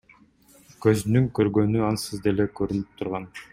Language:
Kyrgyz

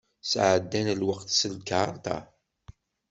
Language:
Kabyle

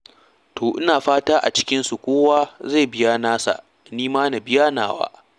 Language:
Hausa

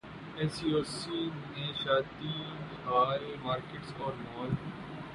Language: Urdu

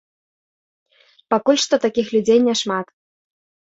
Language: Belarusian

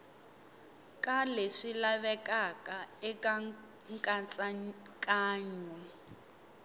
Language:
Tsonga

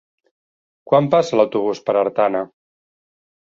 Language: Catalan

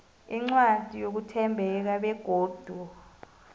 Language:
South Ndebele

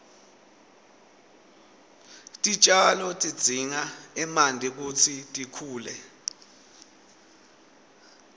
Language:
Swati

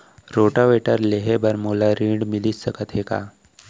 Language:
Chhattisgarhi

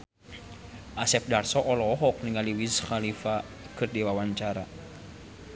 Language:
Sundanese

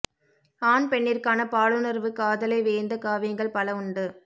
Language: Tamil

